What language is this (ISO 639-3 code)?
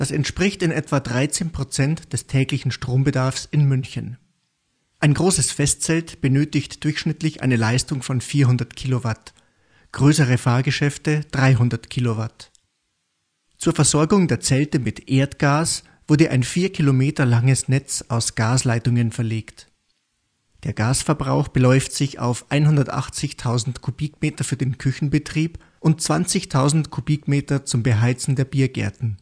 deu